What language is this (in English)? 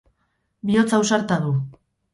Basque